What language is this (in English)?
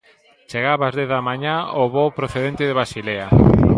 Galician